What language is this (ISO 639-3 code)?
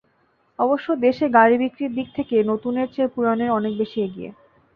ben